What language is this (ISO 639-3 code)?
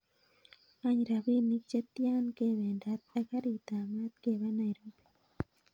kln